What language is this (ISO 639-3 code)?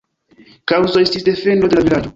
epo